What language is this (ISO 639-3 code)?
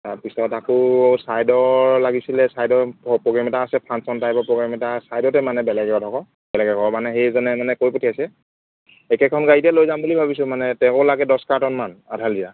asm